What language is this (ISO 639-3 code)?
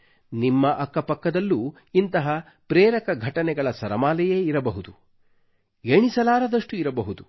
kan